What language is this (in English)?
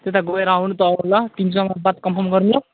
Nepali